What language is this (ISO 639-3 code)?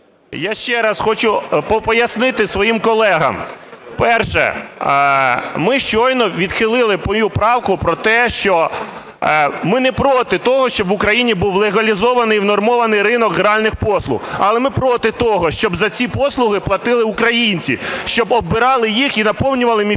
ukr